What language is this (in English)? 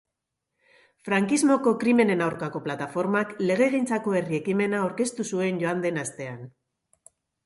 Basque